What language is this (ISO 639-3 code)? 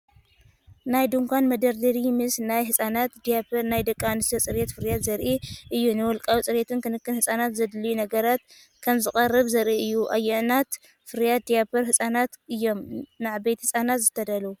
tir